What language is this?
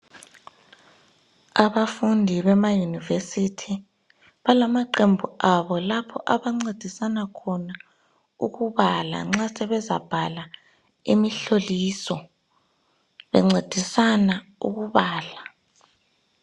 North Ndebele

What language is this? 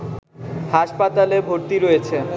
Bangla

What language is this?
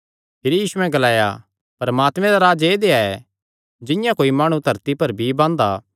Kangri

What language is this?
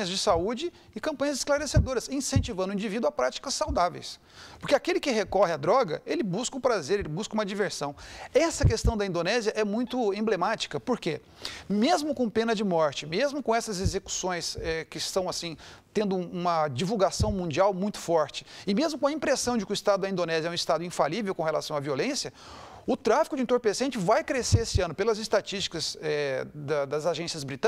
Portuguese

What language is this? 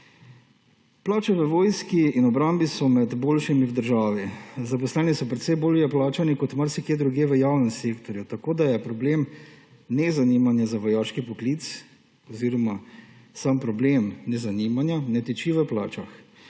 Slovenian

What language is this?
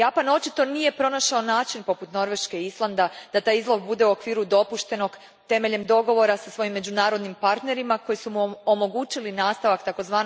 Croatian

